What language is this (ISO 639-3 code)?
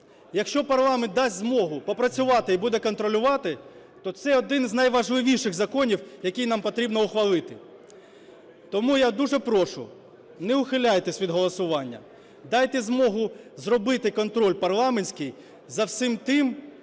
ukr